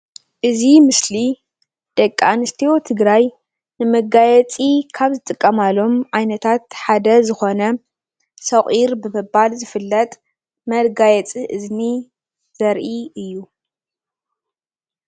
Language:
Tigrinya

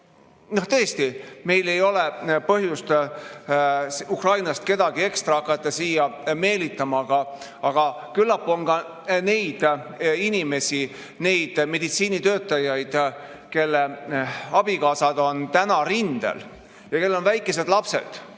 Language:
Estonian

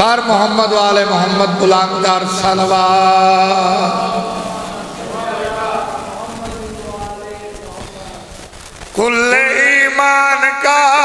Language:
Hindi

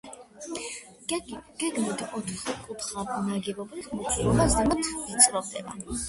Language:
Georgian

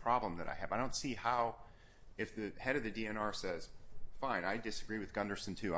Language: English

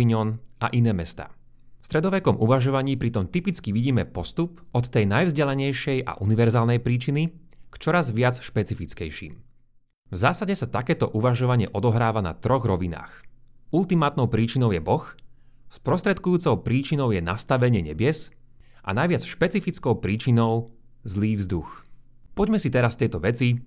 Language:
Slovak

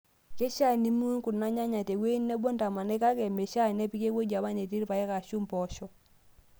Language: Masai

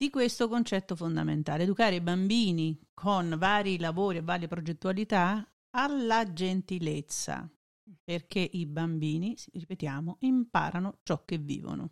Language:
Italian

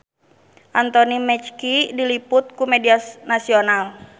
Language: Sundanese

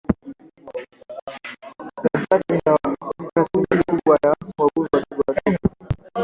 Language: Swahili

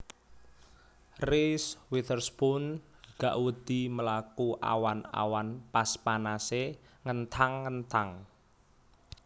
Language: Javanese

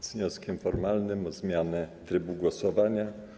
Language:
Polish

